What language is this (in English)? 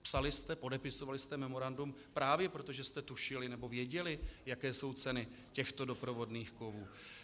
Czech